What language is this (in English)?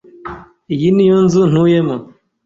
Kinyarwanda